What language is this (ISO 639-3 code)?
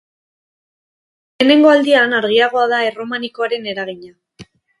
eus